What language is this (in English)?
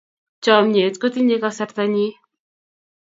Kalenjin